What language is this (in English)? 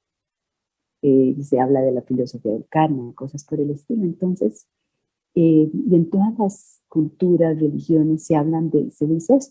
Spanish